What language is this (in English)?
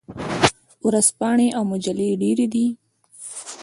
Pashto